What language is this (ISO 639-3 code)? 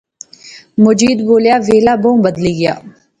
phr